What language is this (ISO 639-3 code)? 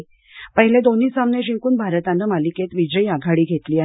mar